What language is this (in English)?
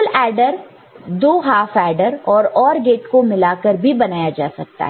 Hindi